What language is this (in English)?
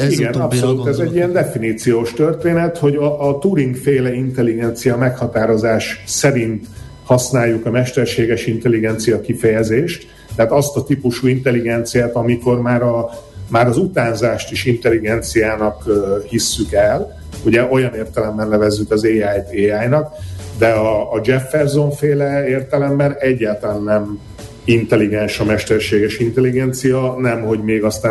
Hungarian